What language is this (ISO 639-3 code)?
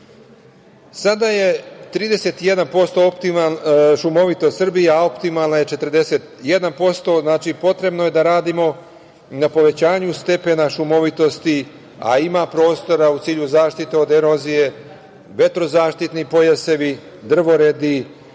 srp